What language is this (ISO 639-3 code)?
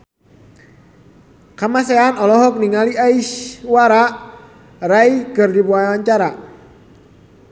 sun